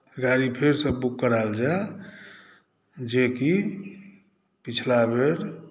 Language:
Maithili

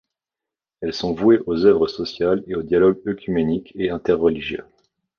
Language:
French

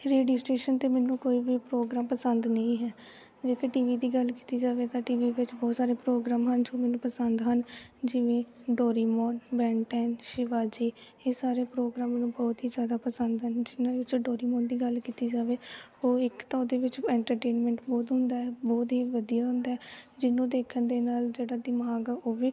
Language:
Punjabi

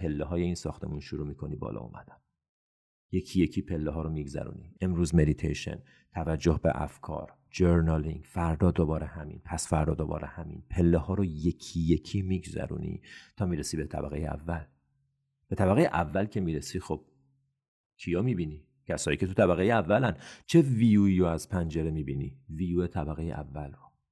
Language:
Persian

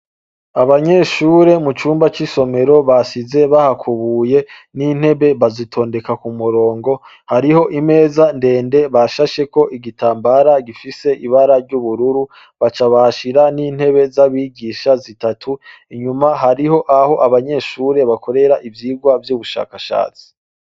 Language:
Rundi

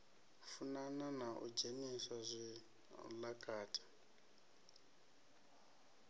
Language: Venda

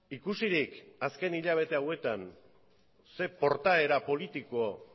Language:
Basque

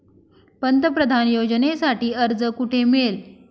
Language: Marathi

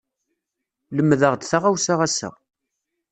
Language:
Kabyle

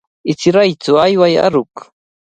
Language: Cajatambo North Lima Quechua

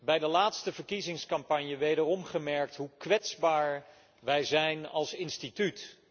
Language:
Dutch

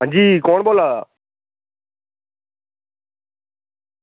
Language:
Dogri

